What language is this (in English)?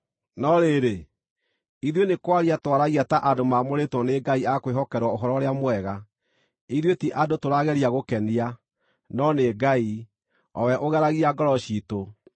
Kikuyu